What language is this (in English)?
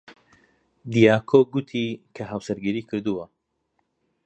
Central Kurdish